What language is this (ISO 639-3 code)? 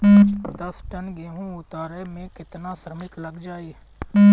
bho